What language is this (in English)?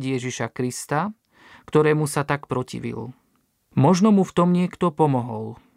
Slovak